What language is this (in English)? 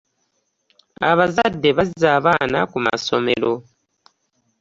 Ganda